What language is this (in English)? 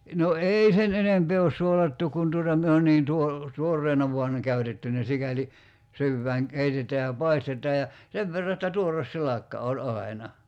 Finnish